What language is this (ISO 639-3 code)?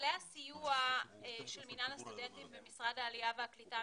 heb